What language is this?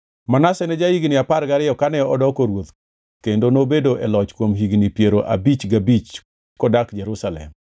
Luo (Kenya and Tanzania)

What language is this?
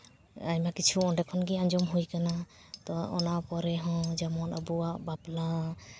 Santali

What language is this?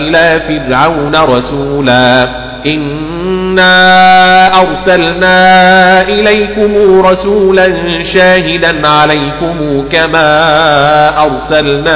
Arabic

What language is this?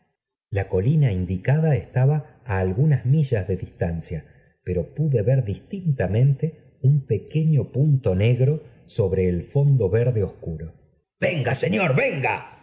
Spanish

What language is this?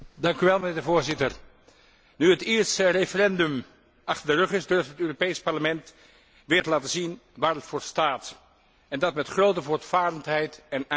Dutch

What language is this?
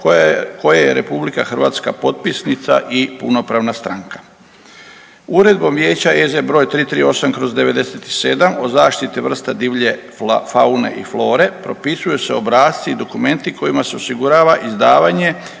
Croatian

